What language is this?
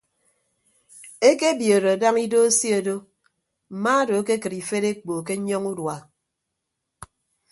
Ibibio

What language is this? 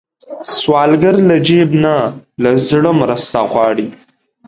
Pashto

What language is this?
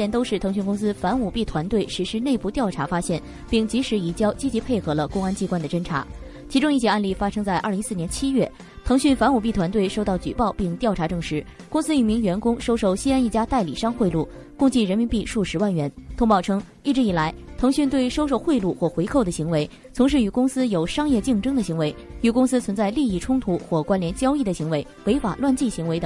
Chinese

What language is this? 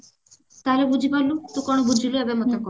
Odia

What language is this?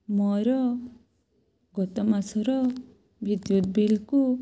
Odia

